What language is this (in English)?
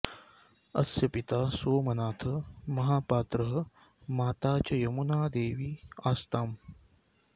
Sanskrit